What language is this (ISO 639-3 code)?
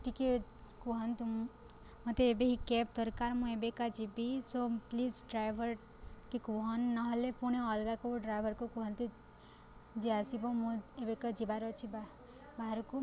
ori